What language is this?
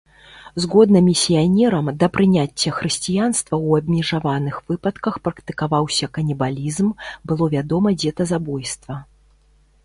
Belarusian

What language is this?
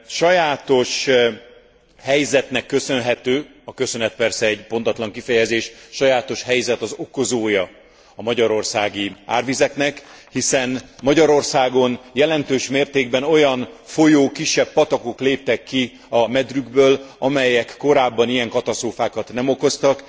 Hungarian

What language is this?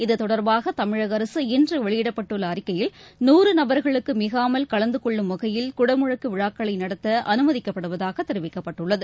Tamil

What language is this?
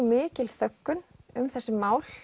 Icelandic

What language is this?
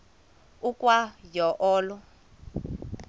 Xhosa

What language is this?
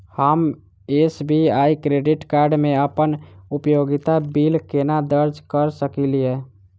Maithili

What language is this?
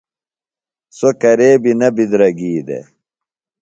Phalura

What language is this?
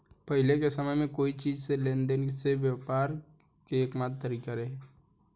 Bhojpuri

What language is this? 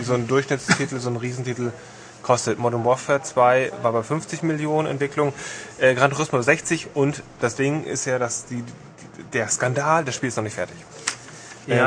German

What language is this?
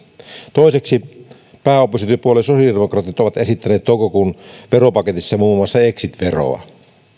Finnish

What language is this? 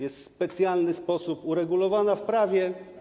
Polish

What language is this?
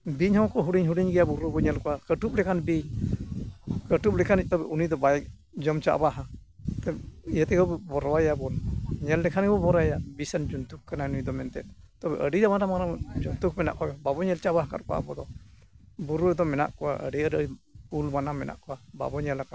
Santali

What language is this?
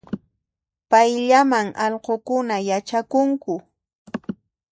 Puno Quechua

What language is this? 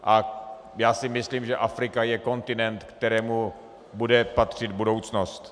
Czech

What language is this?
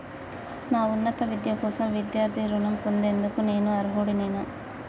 Telugu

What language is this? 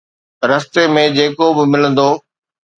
Sindhi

